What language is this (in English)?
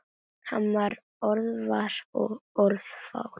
Icelandic